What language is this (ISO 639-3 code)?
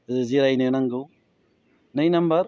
brx